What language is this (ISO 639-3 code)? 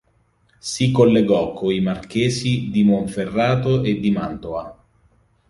ita